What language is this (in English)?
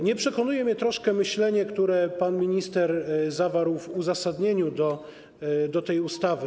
Polish